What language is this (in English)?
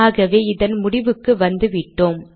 Tamil